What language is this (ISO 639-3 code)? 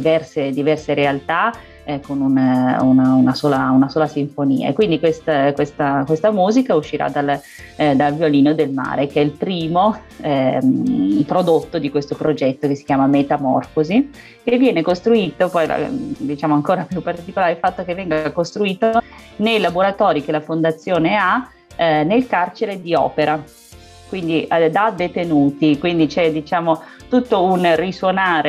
ita